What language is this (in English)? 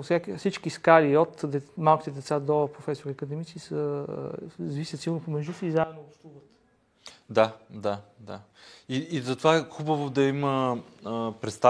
Bulgarian